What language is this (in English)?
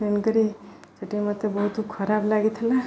Odia